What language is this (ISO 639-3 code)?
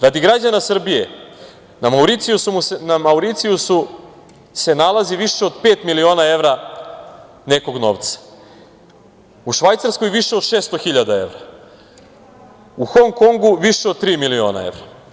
srp